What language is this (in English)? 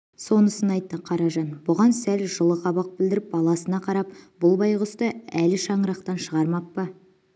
Kazakh